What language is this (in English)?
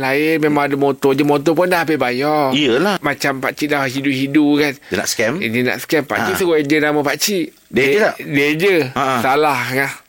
Malay